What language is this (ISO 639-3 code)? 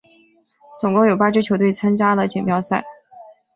zho